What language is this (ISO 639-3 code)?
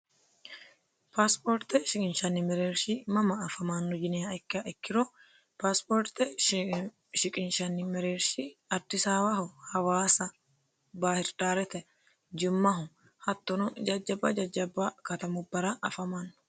sid